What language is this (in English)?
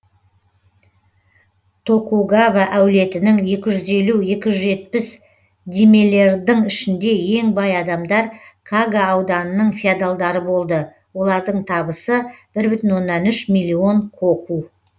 Kazakh